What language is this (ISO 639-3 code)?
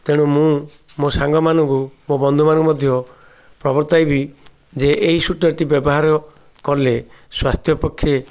ori